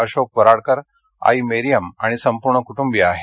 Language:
Marathi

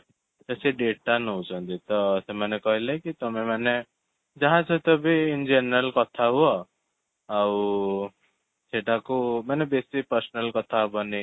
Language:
Odia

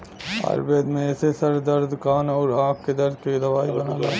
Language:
Bhojpuri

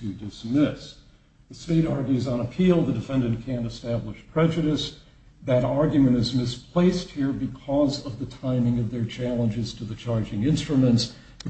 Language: English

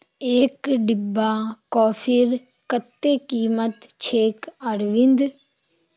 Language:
Magahi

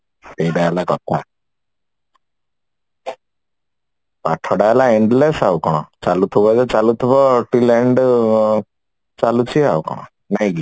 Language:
Odia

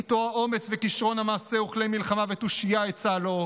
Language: Hebrew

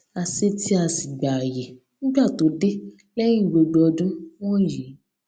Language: Yoruba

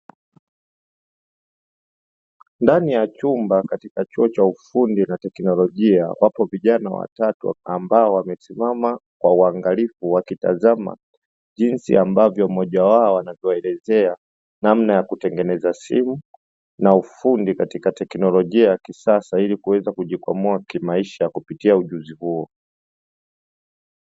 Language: Swahili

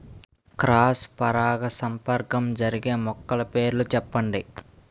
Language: Telugu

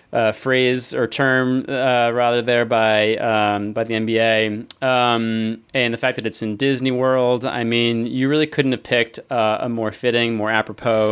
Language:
English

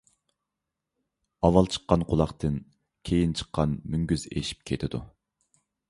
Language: Uyghur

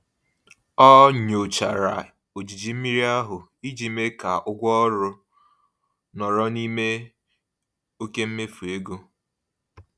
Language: Igbo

